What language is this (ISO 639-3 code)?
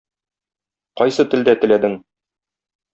tat